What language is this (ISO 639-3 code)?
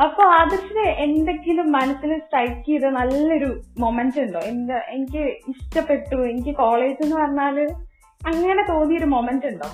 mal